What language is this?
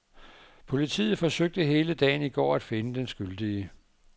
Danish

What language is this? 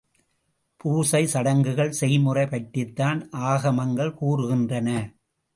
Tamil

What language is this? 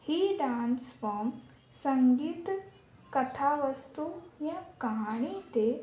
Sindhi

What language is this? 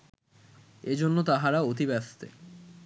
Bangla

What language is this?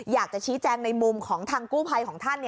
Thai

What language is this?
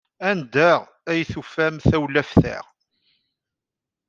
Kabyle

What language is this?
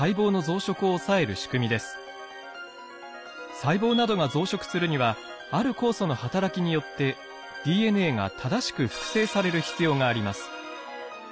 Japanese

